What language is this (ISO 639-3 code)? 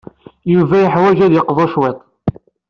kab